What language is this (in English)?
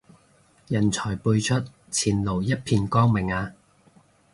Cantonese